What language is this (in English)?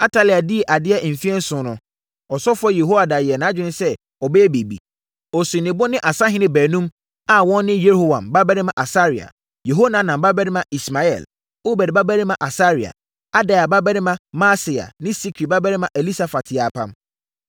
Akan